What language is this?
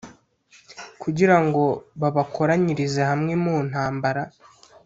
Kinyarwanda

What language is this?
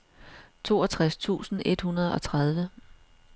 Danish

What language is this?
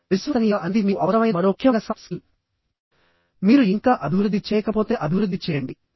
Telugu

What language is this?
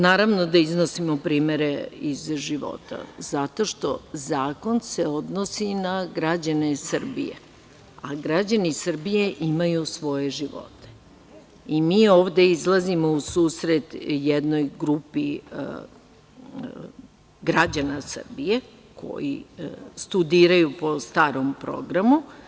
Serbian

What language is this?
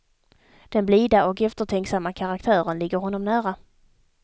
Swedish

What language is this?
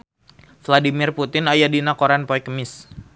Sundanese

